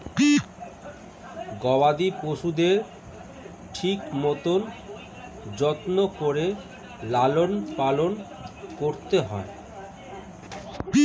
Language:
Bangla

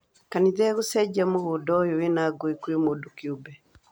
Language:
Kikuyu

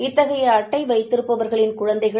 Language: Tamil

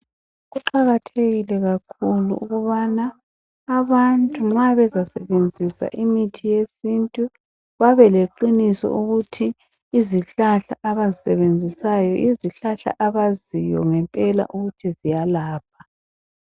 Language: North Ndebele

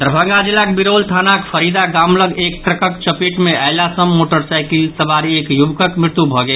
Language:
Maithili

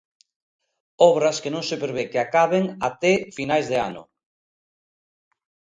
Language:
Galician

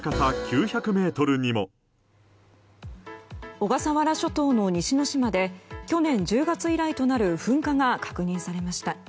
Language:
Japanese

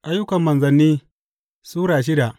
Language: Hausa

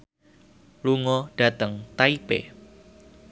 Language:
Javanese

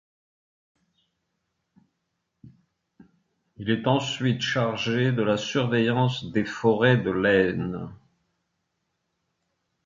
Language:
French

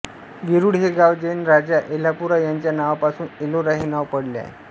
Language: Marathi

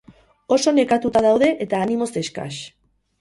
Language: Basque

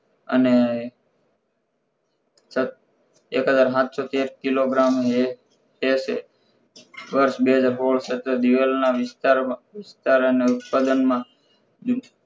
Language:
Gujarati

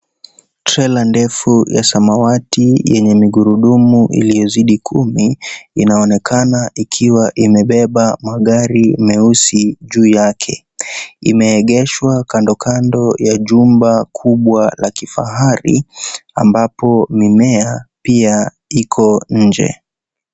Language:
Swahili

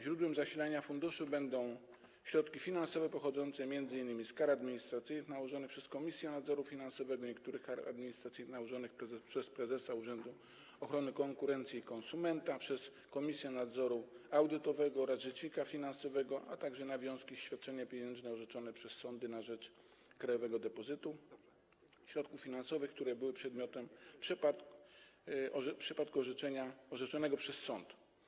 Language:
Polish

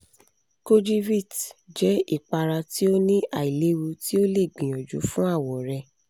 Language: Yoruba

